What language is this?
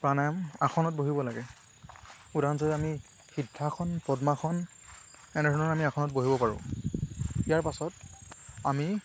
Assamese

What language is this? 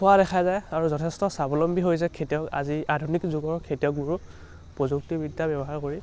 Assamese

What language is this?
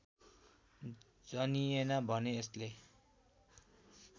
Nepali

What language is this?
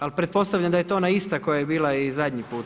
Croatian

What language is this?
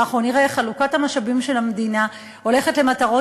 Hebrew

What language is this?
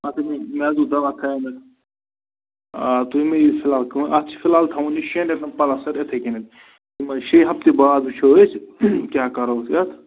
Kashmiri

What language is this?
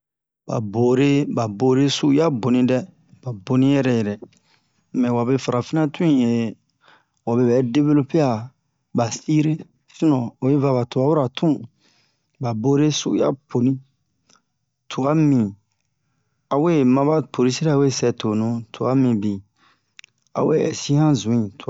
Bomu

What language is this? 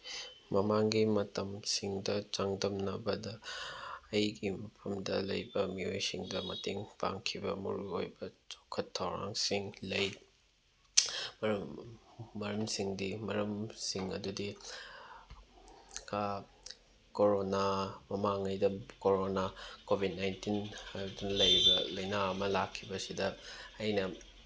Manipuri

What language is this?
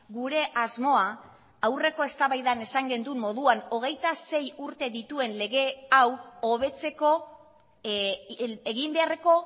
Basque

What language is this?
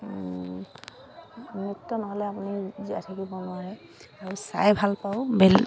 Assamese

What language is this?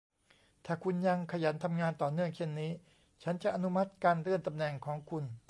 Thai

